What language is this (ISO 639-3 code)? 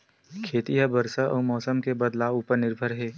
hne